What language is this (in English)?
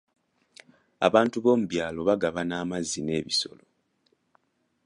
Ganda